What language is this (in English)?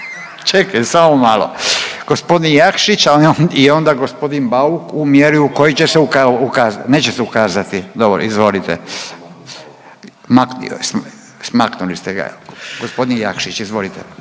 Croatian